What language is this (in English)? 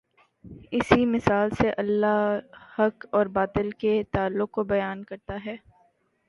Urdu